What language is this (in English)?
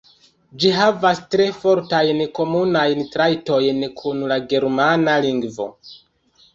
Esperanto